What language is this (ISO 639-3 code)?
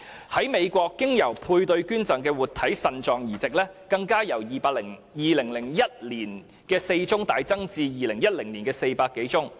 yue